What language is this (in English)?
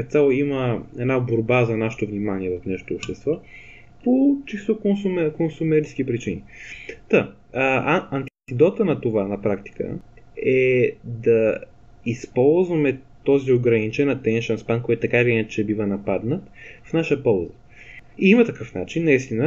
Bulgarian